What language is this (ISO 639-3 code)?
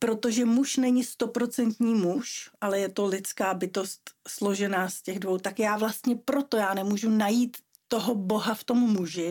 ces